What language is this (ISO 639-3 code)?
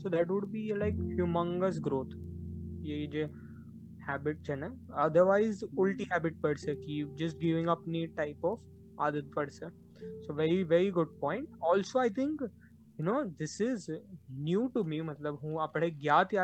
guj